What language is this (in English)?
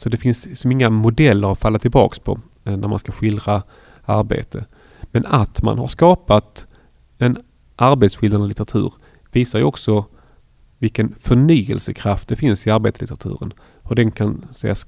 Swedish